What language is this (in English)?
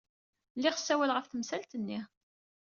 Kabyle